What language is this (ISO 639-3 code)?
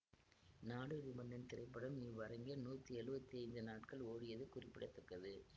tam